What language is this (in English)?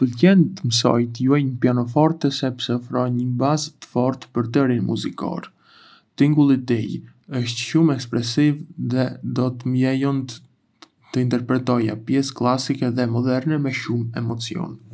Arbëreshë Albanian